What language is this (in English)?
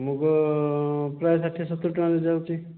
Odia